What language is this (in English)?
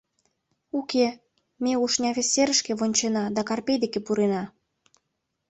Mari